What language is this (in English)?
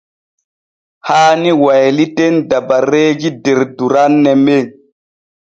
Borgu Fulfulde